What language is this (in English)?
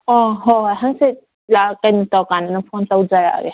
Manipuri